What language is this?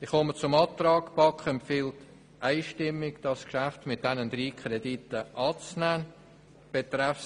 Swiss German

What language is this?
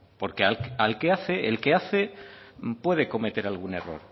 Spanish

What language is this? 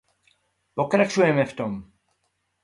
Czech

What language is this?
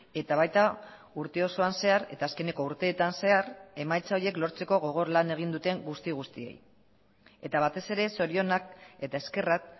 Basque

